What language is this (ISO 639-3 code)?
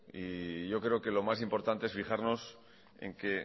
spa